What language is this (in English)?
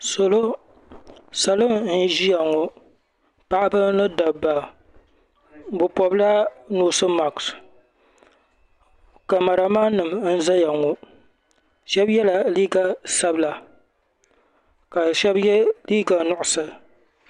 Dagbani